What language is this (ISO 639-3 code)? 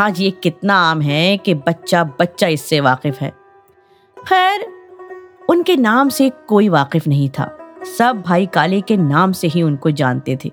urd